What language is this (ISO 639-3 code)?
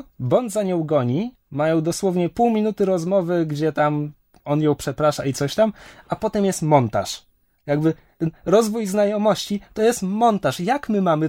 pol